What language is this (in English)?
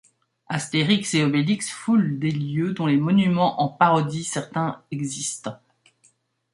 French